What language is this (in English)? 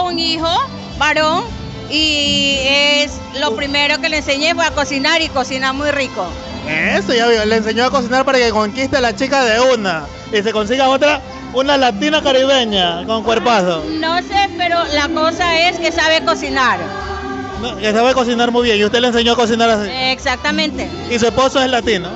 Spanish